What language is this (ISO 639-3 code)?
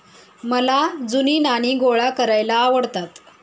mar